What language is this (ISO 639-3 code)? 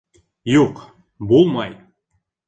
bak